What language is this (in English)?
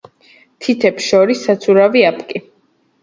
Georgian